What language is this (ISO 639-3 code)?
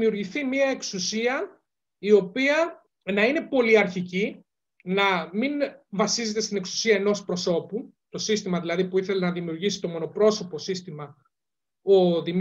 ell